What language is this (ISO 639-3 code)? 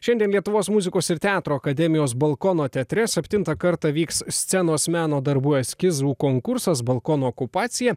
lit